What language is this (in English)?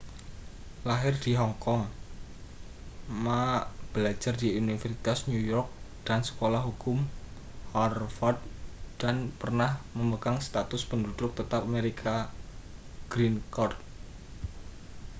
Indonesian